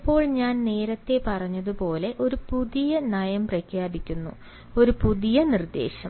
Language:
Malayalam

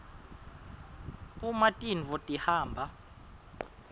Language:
Swati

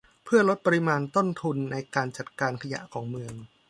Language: Thai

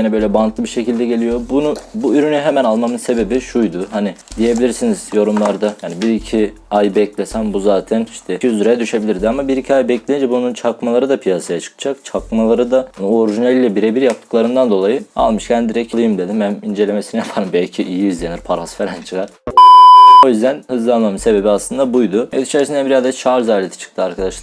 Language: Turkish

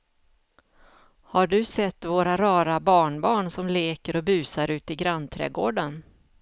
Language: Swedish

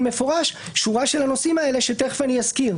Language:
Hebrew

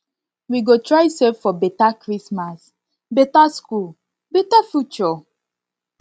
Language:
Nigerian Pidgin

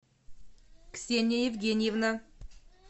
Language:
Russian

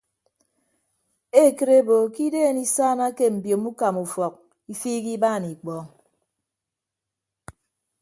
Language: Ibibio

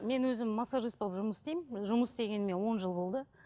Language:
Kazakh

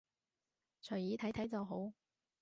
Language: Cantonese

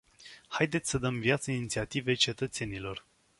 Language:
Romanian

